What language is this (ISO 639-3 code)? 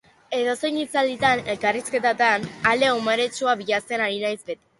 eus